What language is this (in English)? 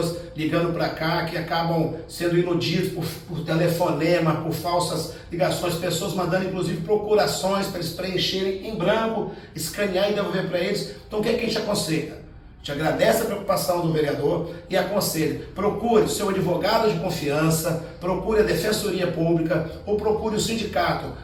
Portuguese